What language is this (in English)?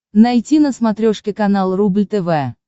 Russian